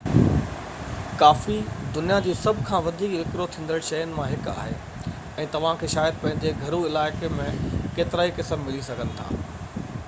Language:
Sindhi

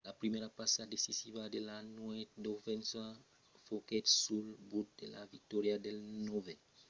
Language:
Occitan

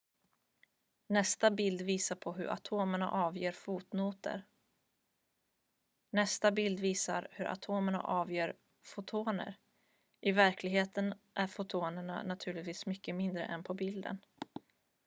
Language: Swedish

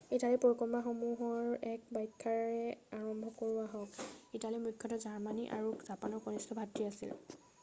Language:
Assamese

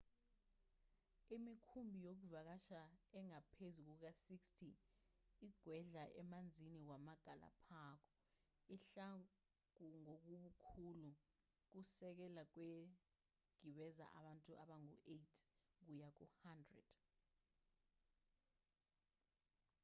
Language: Zulu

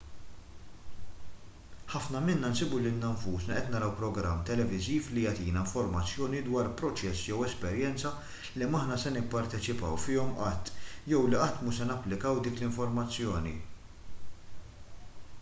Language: Maltese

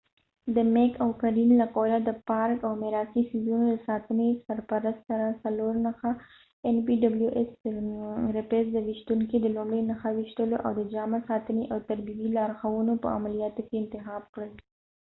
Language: Pashto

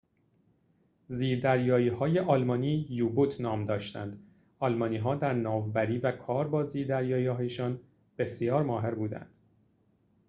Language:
Persian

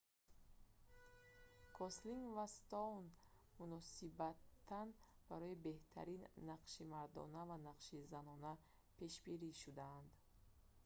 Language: Tajik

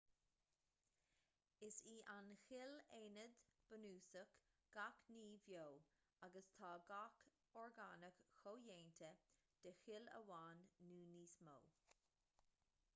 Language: Irish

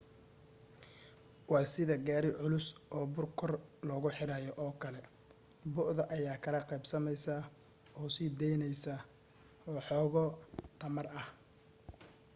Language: Somali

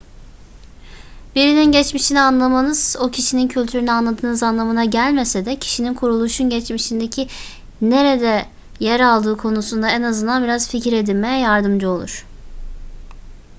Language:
Turkish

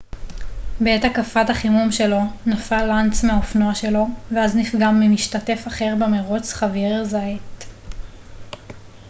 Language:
Hebrew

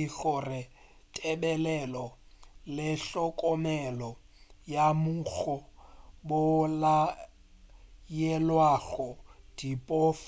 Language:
Northern Sotho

